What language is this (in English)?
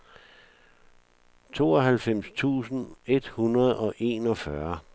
Danish